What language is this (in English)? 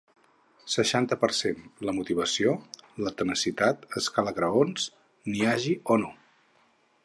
Catalan